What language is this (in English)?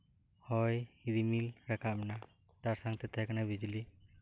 Santali